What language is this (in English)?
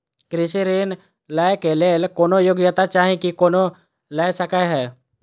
Maithili